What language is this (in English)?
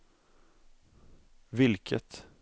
Swedish